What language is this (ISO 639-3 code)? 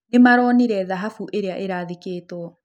kik